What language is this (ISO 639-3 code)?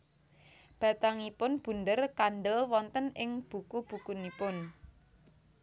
jav